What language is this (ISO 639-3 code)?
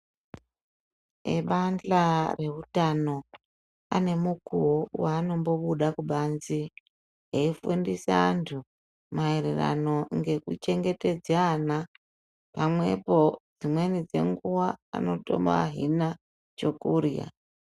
ndc